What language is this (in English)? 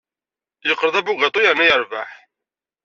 Kabyle